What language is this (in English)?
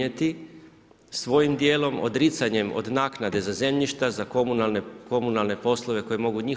Croatian